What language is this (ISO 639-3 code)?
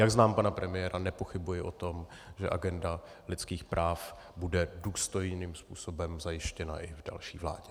ces